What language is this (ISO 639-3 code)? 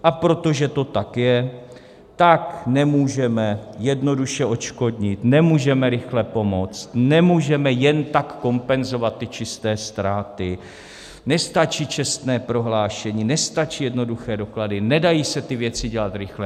ces